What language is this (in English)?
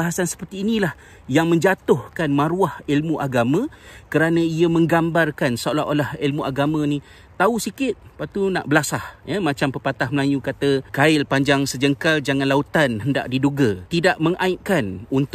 Malay